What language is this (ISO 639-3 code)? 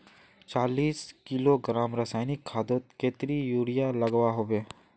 mag